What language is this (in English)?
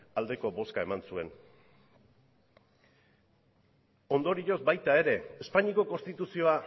Basque